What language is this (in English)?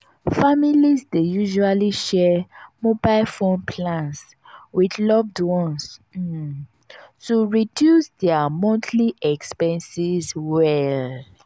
Nigerian Pidgin